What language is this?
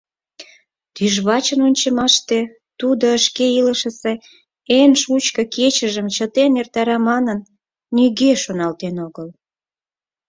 Mari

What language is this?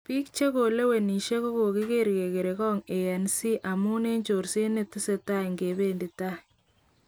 Kalenjin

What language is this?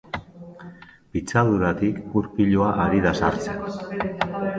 Basque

